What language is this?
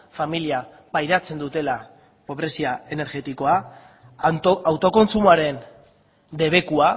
Basque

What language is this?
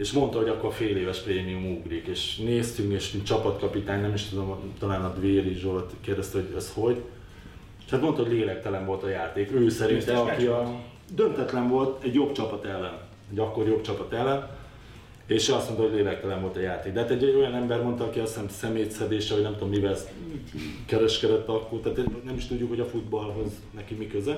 Hungarian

